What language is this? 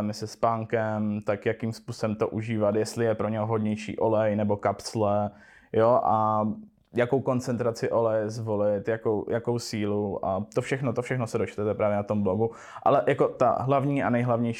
Czech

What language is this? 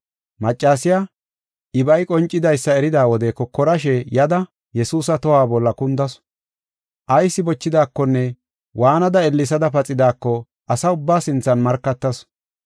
Gofa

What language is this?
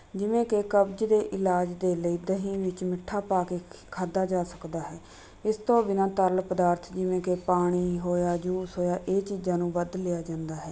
Punjabi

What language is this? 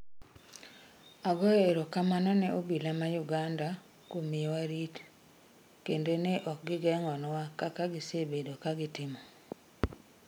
Luo (Kenya and Tanzania)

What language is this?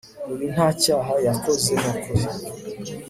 Kinyarwanda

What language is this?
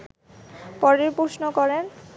Bangla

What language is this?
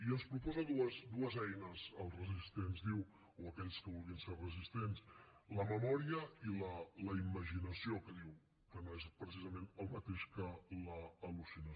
Catalan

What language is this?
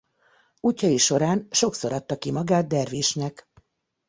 Hungarian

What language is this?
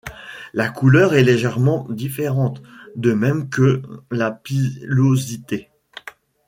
French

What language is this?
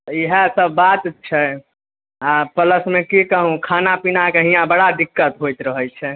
Maithili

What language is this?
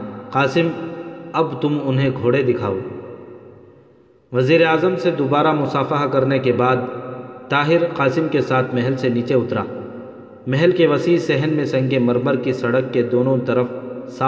Urdu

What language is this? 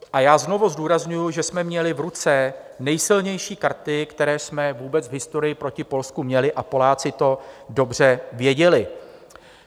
Czech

